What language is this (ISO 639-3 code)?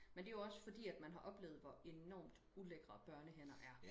dan